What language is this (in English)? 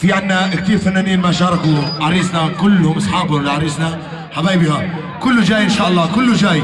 Arabic